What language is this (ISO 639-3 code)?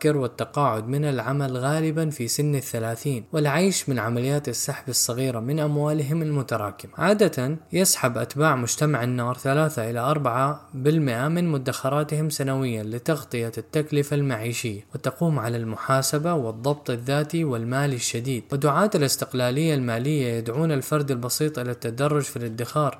ara